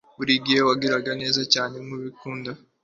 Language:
Kinyarwanda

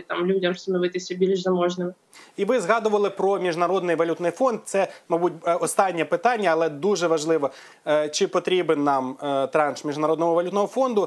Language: Ukrainian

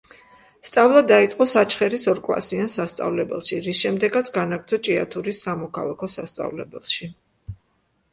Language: Georgian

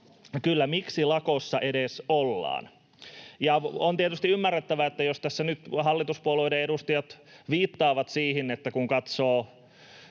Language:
Finnish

